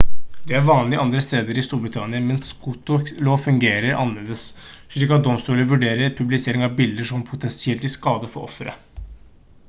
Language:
Norwegian Bokmål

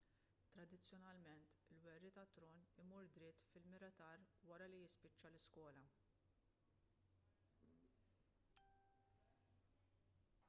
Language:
Maltese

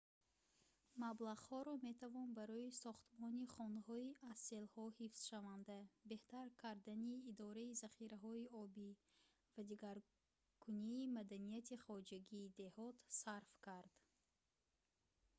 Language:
Tajik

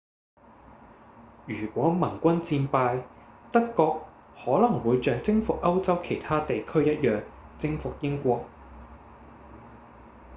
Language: Cantonese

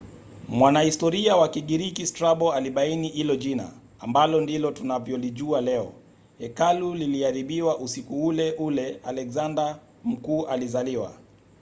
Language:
Swahili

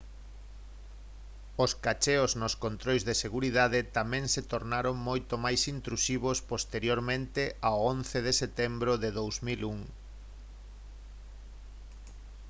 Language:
Galician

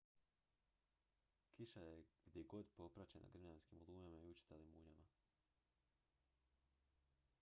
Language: Croatian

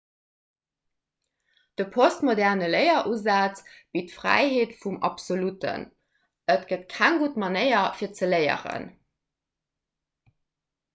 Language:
Luxembourgish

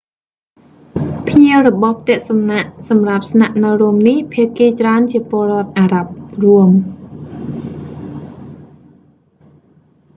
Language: Khmer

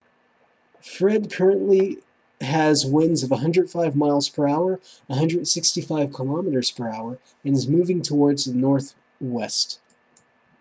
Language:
English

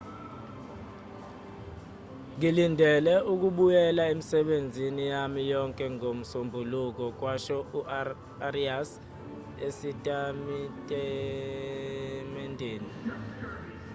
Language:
Zulu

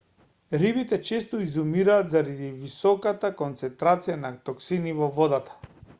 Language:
Macedonian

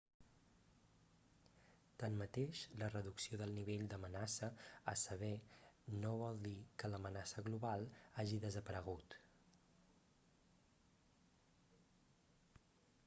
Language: Catalan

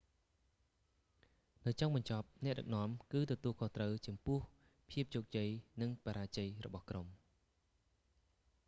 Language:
Khmer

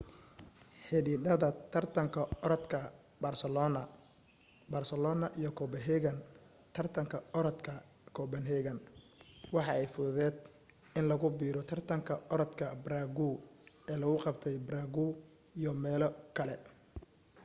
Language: Somali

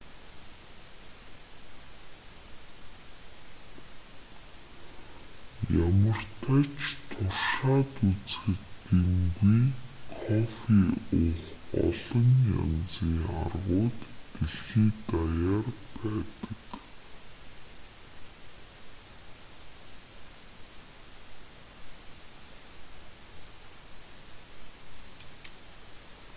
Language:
Mongolian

